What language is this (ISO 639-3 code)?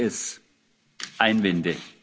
deu